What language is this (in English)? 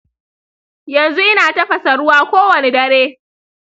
Hausa